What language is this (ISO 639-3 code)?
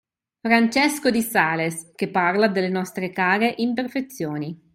ita